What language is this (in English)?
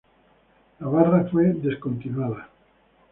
Spanish